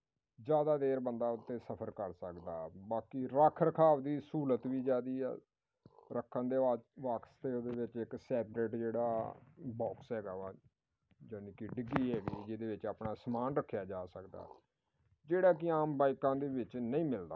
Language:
Punjabi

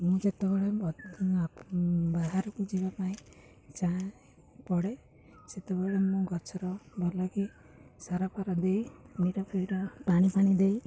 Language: Odia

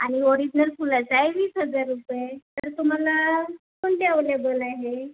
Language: Marathi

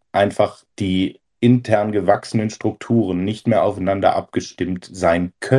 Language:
German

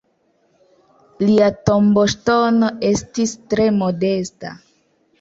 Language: Esperanto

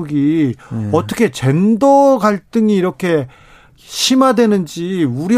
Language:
Korean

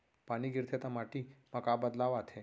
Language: Chhattisgarhi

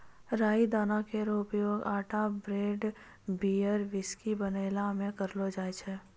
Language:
Maithili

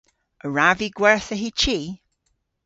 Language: Cornish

